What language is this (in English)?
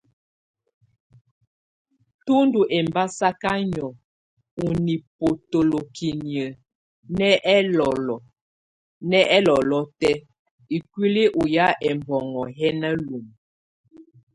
Tunen